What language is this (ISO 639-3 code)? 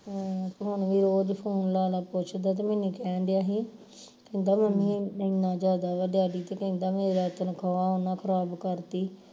pan